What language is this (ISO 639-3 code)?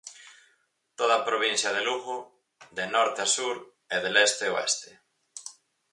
glg